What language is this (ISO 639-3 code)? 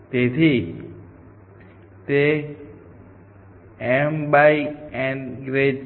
guj